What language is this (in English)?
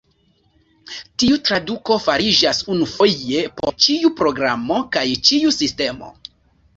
Esperanto